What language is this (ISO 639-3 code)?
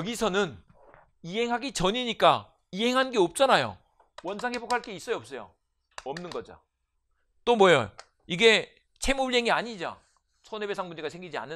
kor